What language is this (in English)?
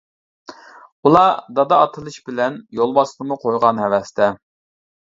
Uyghur